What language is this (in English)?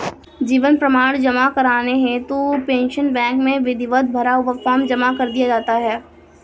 Hindi